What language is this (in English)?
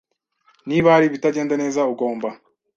Kinyarwanda